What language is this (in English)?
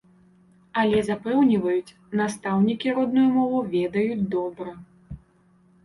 Belarusian